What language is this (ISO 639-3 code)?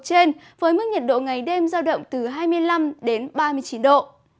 vie